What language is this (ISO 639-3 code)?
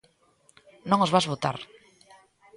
glg